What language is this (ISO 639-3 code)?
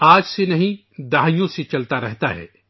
urd